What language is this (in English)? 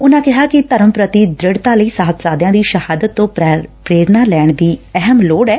Punjabi